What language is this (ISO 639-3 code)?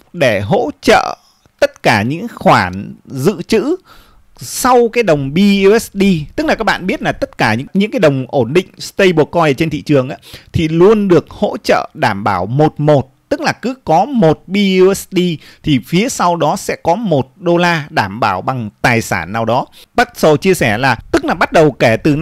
vie